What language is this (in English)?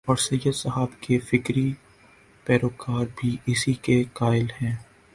Urdu